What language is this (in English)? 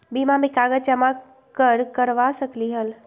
Magahi